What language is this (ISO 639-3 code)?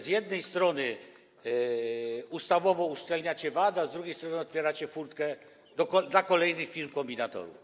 pol